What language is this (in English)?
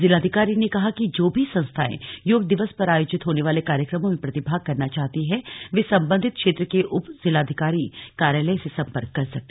Hindi